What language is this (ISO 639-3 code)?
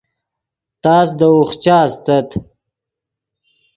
ydg